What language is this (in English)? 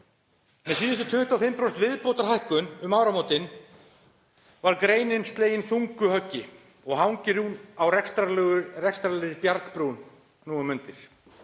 Icelandic